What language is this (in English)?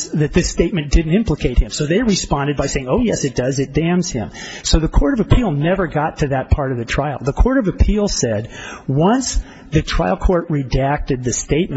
English